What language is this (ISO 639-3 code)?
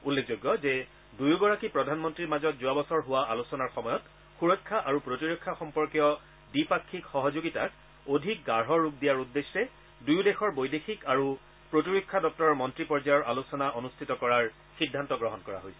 asm